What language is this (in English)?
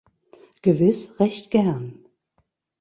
German